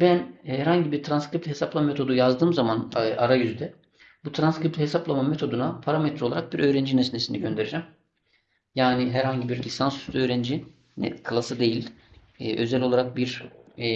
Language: Turkish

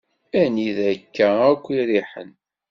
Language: Kabyle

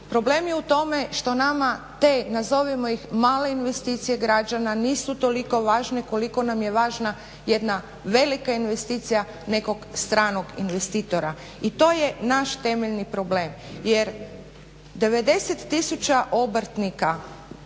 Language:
Croatian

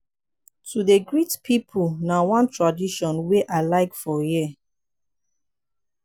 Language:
Nigerian Pidgin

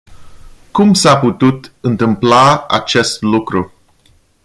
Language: Romanian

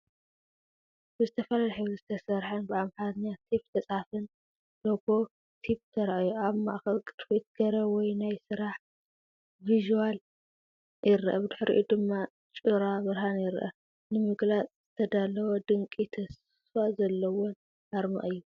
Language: Tigrinya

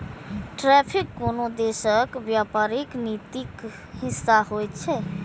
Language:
Maithili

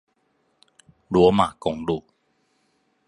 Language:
Chinese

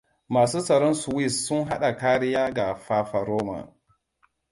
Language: Hausa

